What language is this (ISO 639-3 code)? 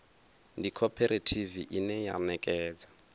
ven